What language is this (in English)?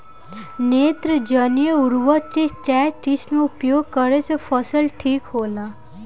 Bhojpuri